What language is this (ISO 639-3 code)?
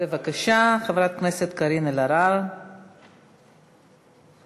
heb